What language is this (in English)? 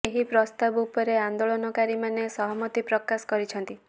Odia